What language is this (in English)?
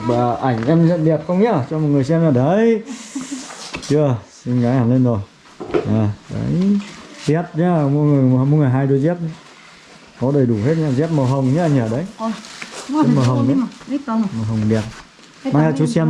Vietnamese